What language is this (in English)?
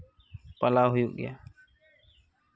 Santali